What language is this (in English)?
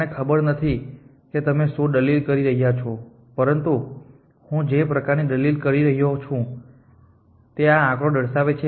Gujarati